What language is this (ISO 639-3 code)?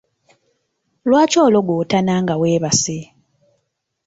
lug